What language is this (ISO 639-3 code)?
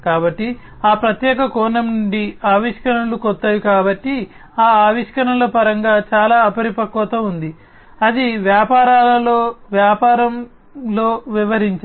tel